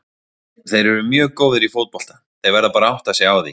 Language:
Icelandic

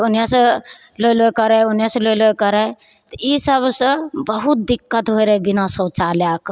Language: Maithili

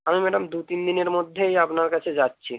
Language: Bangla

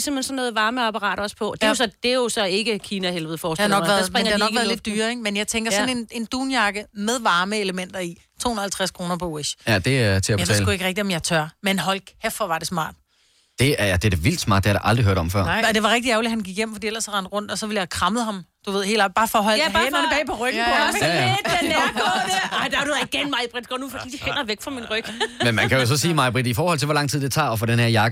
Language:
Danish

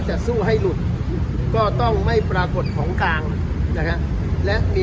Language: Thai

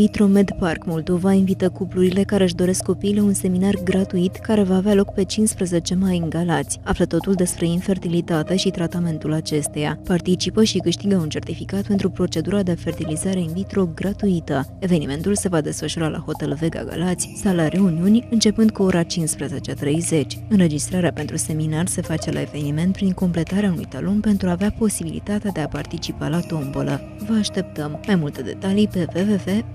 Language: Romanian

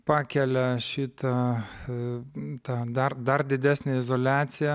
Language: Lithuanian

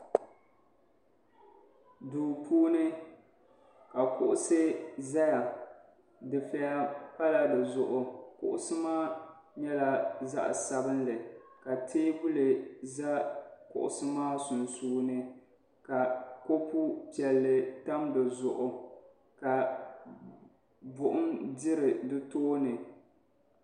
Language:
Dagbani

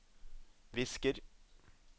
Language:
Norwegian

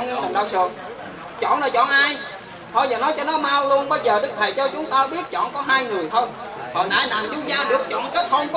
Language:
Vietnamese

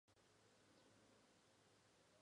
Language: Chinese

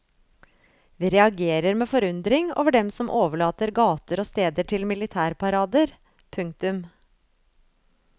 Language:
Norwegian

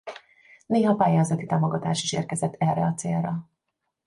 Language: Hungarian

